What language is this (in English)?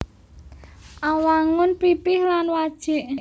Javanese